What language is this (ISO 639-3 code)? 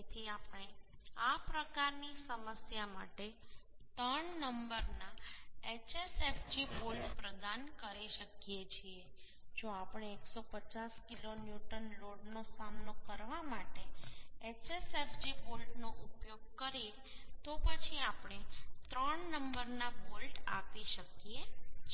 guj